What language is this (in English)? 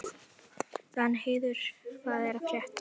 Icelandic